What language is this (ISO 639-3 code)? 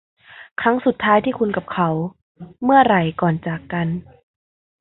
tha